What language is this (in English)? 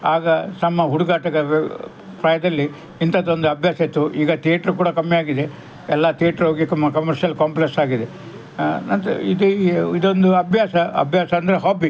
Kannada